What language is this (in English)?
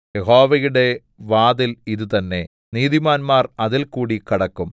Malayalam